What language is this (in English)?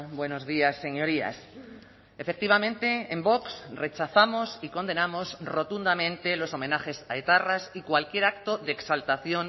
Spanish